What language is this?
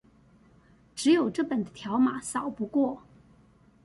Chinese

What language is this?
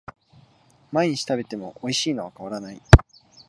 Japanese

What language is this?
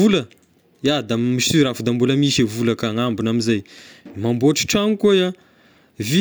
Tesaka Malagasy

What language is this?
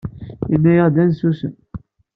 Kabyle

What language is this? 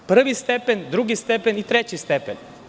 Serbian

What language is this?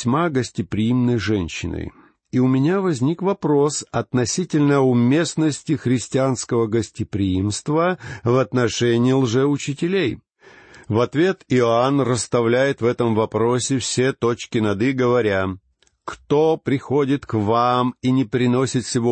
Russian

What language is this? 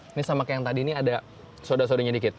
Indonesian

